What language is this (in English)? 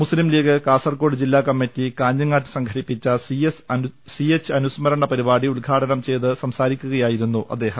Malayalam